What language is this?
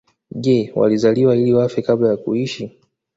Swahili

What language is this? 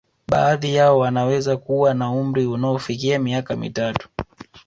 Swahili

